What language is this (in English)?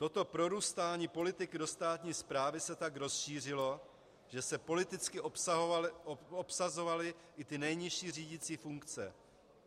Czech